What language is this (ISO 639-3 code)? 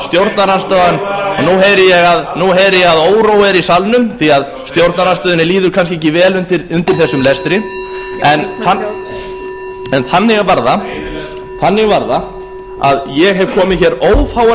isl